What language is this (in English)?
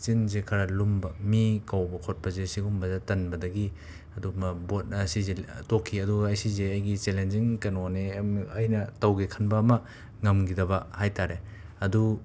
Manipuri